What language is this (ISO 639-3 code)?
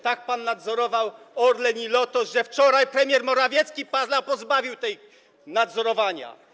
pol